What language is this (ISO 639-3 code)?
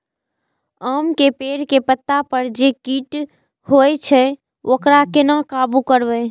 mai